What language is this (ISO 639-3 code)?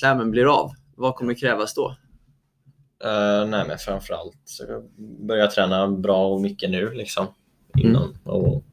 swe